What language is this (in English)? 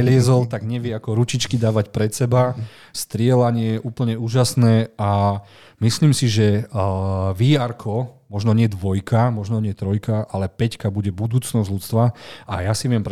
Slovak